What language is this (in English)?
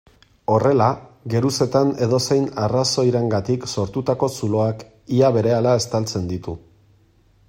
Basque